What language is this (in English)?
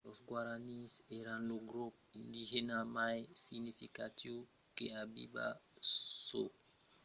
Occitan